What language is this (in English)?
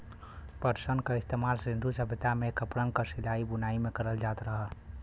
Bhojpuri